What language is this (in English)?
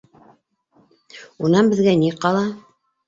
Bashkir